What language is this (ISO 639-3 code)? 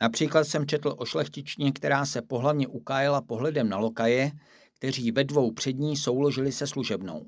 ces